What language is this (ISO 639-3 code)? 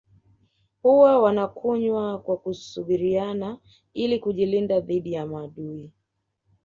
swa